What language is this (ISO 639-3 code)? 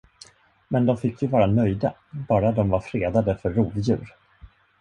swe